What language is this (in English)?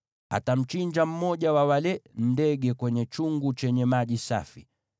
Swahili